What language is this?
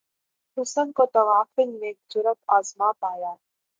Urdu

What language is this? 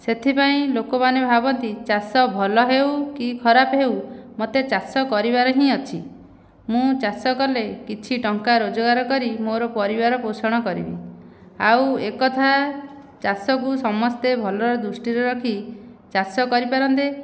Odia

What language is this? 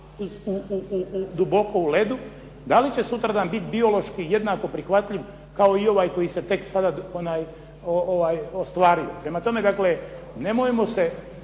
Croatian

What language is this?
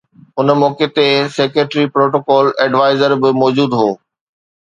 Sindhi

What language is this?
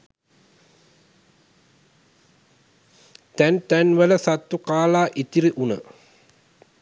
Sinhala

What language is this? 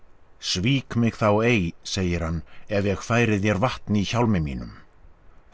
Icelandic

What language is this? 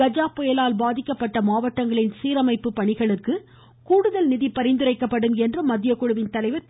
Tamil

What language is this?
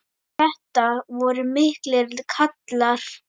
Icelandic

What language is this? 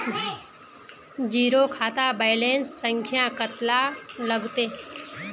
Magahi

